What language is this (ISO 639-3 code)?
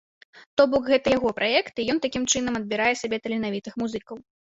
bel